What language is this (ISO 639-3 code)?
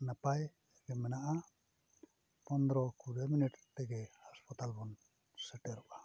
sat